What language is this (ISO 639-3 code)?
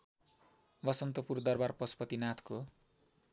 nep